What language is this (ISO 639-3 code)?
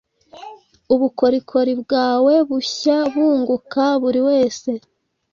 kin